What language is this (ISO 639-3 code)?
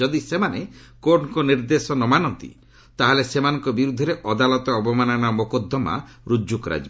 ori